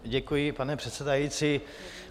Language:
Czech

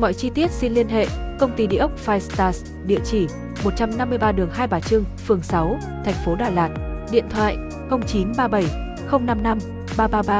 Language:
Vietnamese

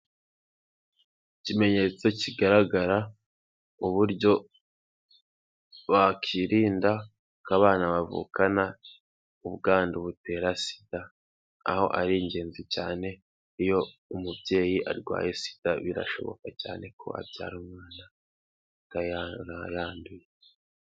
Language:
Kinyarwanda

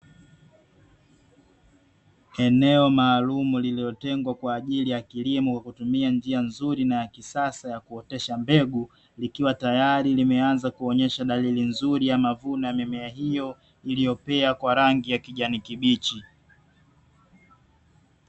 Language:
Swahili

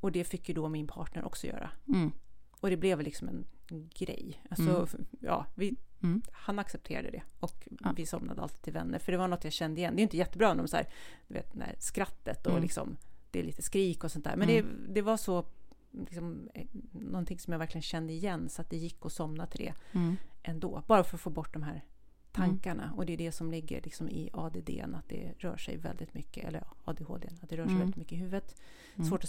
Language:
Swedish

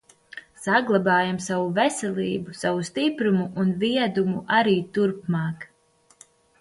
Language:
Latvian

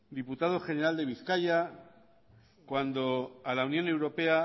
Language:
Spanish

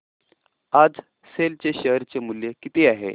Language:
Marathi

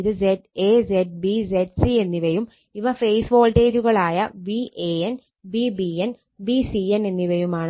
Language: Malayalam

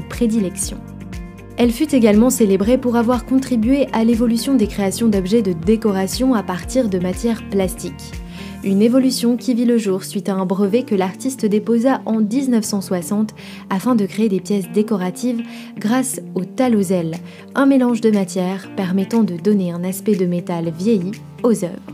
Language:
French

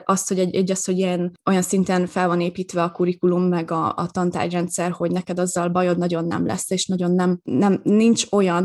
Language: Hungarian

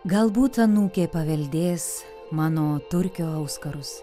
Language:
Lithuanian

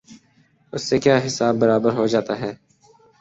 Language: Urdu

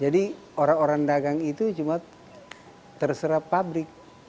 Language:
Indonesian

